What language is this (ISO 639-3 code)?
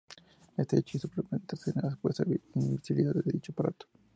spa